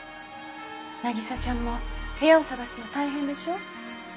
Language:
Japanese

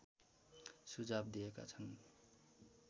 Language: Nepali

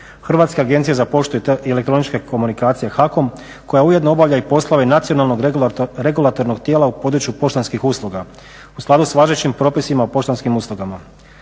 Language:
Croatian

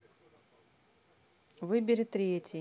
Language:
Russian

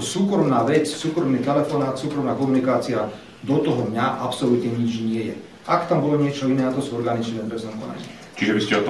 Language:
Slovak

